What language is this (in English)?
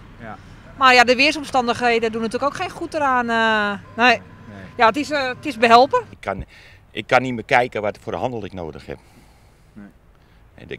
Dutch